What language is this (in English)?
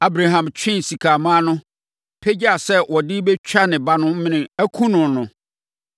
Akan